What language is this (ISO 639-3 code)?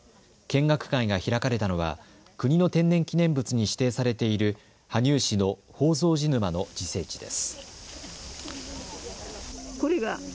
jpn